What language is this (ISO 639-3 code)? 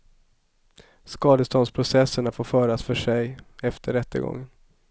swe